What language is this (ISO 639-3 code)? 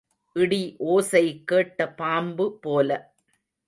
tam